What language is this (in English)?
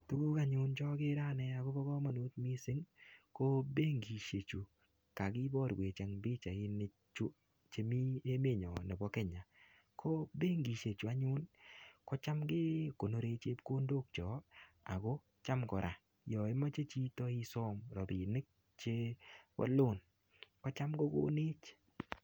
Kalenjin